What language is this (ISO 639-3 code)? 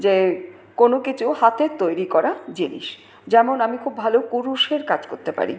ben